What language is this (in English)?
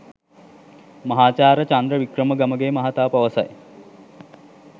Sinhala